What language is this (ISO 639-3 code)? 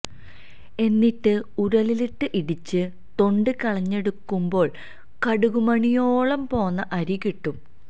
mal